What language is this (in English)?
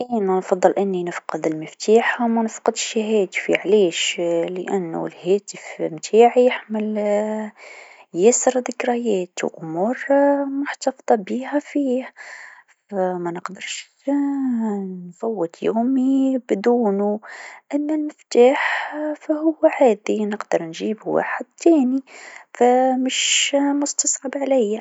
Tunisian Arabic